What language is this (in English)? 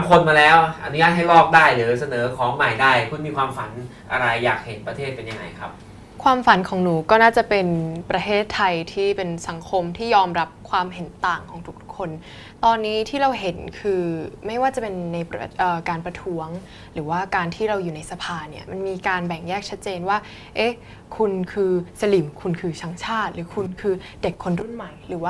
Thai